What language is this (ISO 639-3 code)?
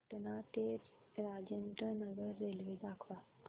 mar